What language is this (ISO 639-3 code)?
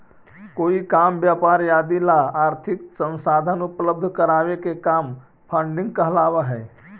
mag